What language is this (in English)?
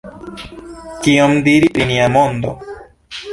Esperanto